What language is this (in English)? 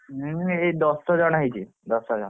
Odia